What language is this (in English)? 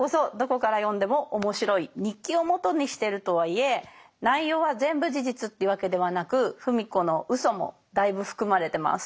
Japanese